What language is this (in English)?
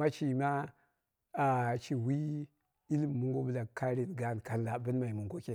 Dera (Nigeria)